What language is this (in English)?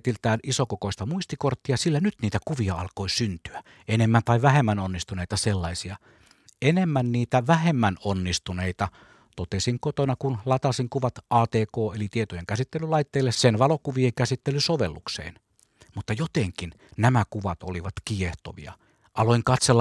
Finnish